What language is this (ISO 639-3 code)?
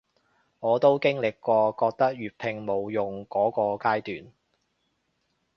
yue